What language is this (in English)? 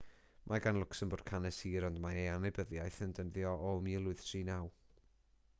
Welsh